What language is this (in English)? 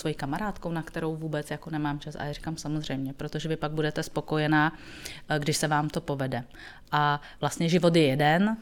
Czech